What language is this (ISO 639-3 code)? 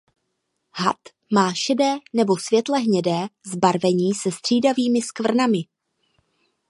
ces